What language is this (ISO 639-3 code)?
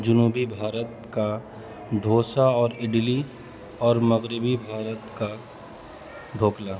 urd